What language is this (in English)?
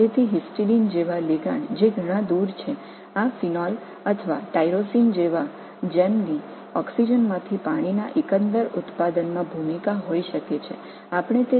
Tamil